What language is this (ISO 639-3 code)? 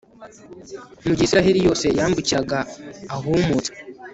kin